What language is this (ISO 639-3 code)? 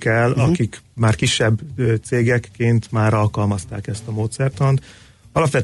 hun